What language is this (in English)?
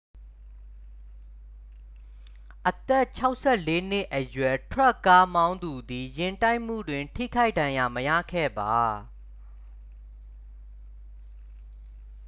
Burmese